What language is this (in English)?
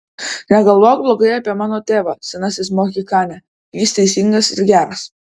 Lithuanian